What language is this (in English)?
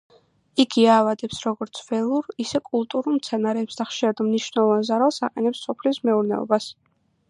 Georgian